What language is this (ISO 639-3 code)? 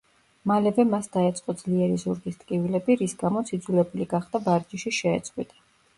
kat